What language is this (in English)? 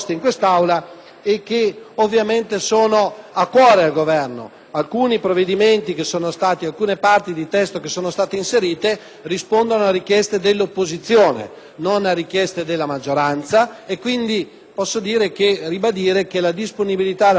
Italian